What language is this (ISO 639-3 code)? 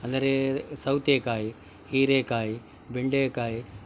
kan